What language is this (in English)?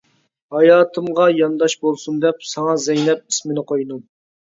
Uyghur